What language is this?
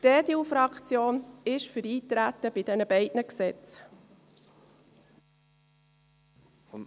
Swiss German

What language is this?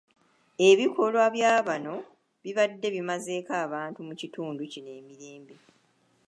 Ganda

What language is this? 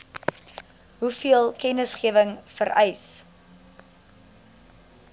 Afrikaans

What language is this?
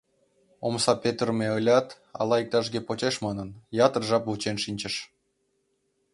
Mari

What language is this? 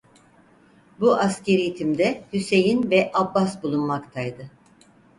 Turkish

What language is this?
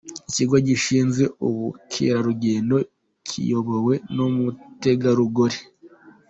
Kinyarwanda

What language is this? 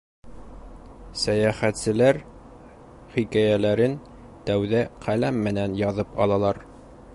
Bashkir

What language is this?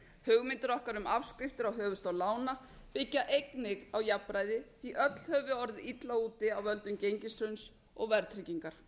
Icelandic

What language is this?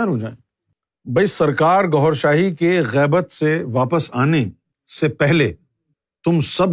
Urdu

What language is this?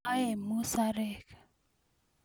Kalenjin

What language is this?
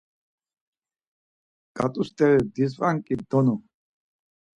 Laz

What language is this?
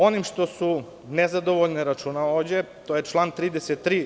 Serbian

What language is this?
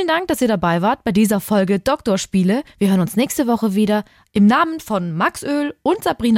German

